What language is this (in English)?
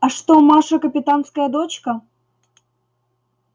Russian